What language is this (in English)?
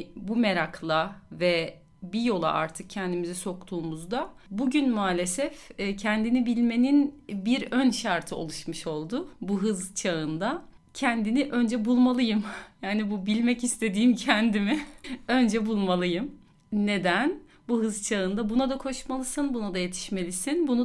Turkish